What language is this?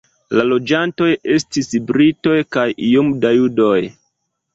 Esperanto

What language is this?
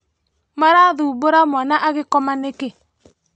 Kikuyu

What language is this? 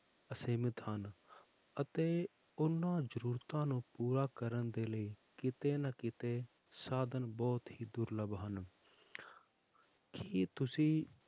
Punjabi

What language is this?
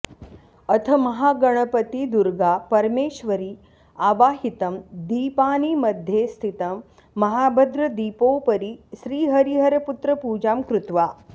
Sanskrit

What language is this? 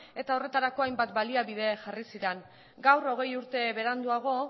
Basque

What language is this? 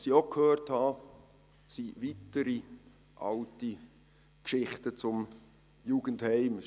Swiss German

